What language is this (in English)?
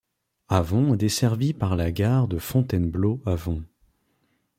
French